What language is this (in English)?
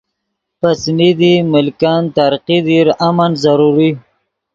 Yidgha